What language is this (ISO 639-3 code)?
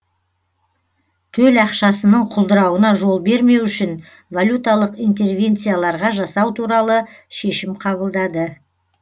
kaz